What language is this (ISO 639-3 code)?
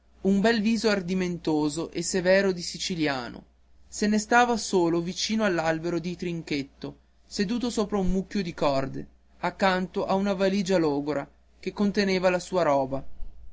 ita